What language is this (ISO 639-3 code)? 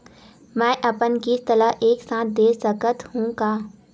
hne